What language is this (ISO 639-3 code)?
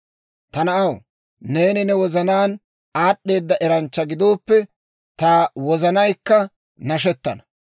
dwr